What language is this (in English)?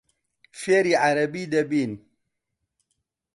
Central Kurdish